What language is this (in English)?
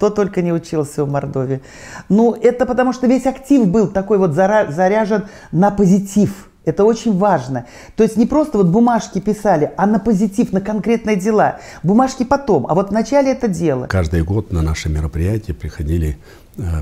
Russian